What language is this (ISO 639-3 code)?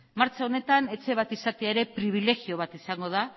eus